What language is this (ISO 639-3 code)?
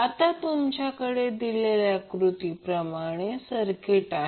mar